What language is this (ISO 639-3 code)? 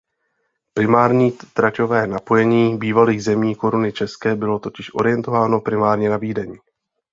ces